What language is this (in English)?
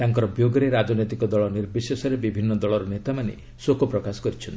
Odia